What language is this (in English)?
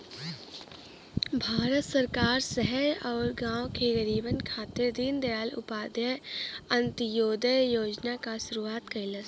Bhojpuri